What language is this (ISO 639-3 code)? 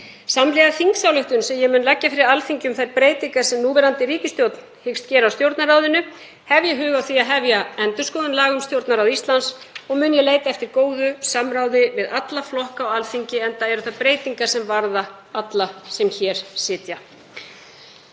isl